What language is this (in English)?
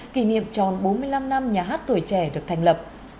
Vietnamese